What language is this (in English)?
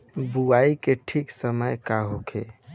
Bhojpuri